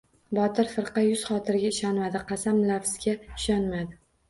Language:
Uzbek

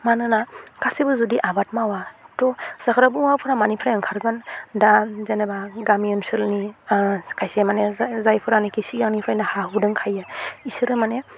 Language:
Bodo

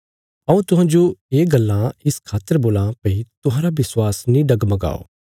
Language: Bilaspuri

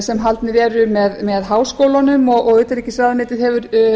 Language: Icelandic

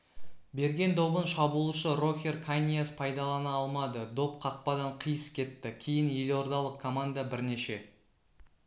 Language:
Kazakh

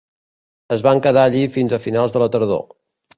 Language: Catalan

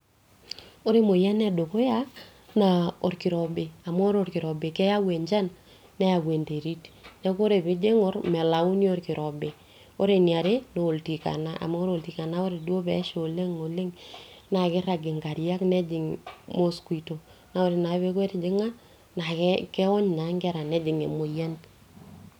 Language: Masai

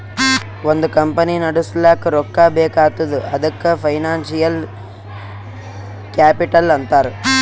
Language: Kannada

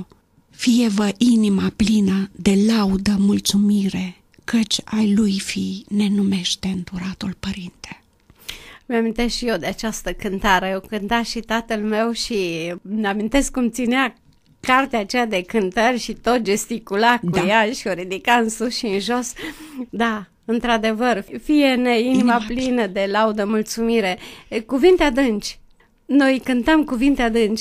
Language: Romanian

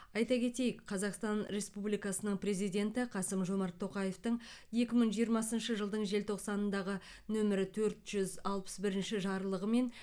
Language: Kazakh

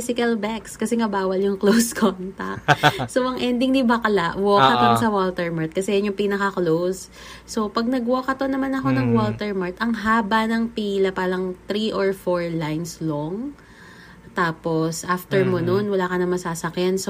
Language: Filipino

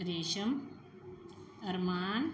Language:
Punjabi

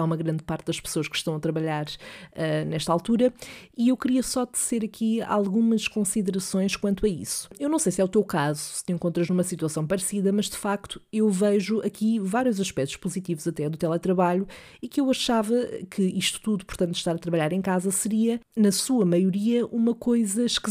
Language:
Portuguese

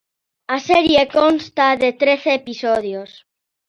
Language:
Galician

